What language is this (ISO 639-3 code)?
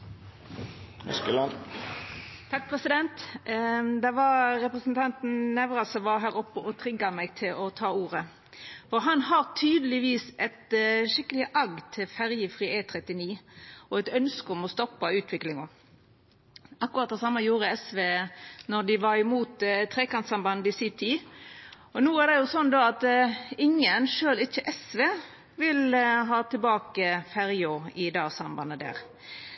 nor